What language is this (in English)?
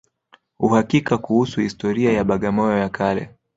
Swahili